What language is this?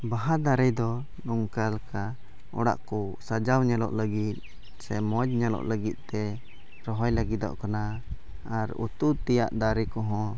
Santali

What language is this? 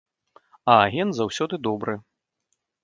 Belarusian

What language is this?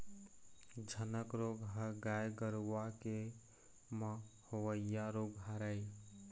Chhattisgarhi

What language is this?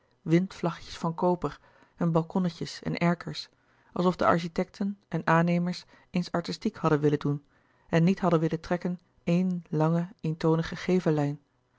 Dutch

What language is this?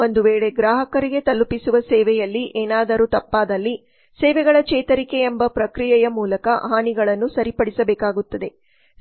Kannada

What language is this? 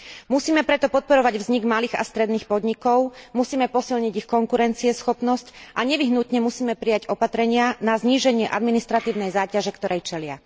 Slovak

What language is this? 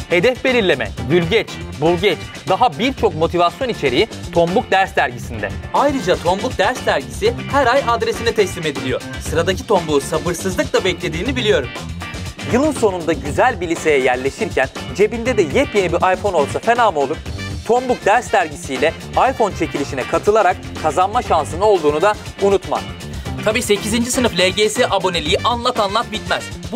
Turkish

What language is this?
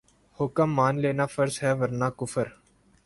Urdu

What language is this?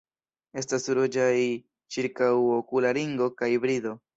Esperanto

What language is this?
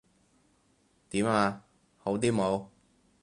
Cantonese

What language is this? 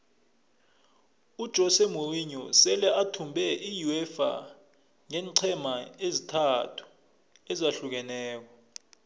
South Ndebele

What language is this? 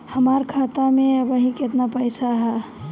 Bhojpuri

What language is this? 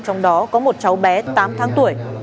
Vietnamese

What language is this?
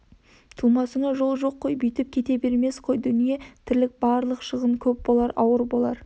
Kazakh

